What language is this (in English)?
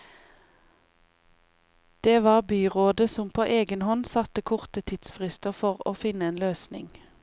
Norwegian